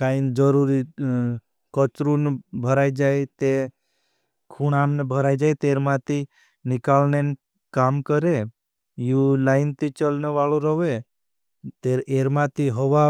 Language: Bhili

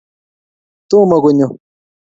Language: Kalenjin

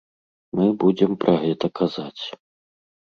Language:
Belarusian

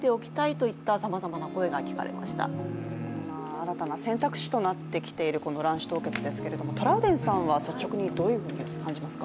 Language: Japanese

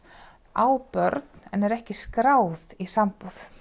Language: Icelandic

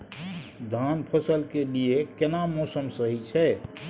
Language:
Maithili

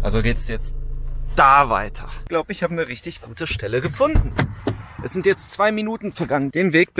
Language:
German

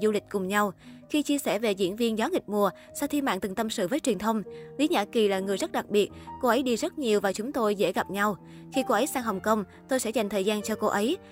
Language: Vietnamese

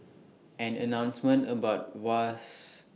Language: English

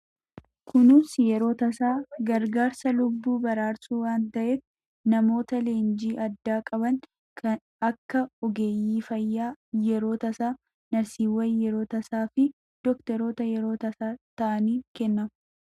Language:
Oromo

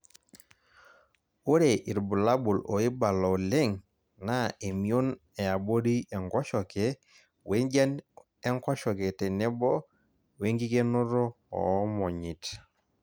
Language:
Masai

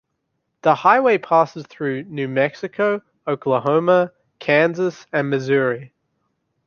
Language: English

